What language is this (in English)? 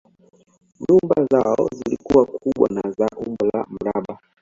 Swahili